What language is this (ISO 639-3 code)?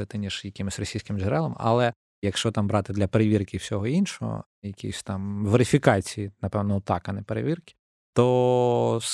ukr